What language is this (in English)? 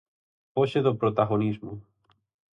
Galician